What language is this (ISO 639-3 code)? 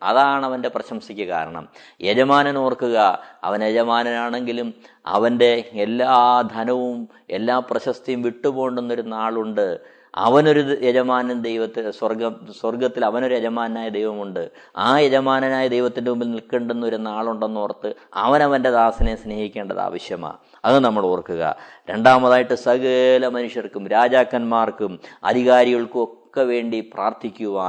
mal